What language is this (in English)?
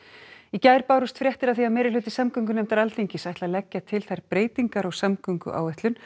Icelandic